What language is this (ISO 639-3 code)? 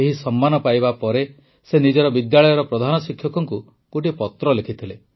ori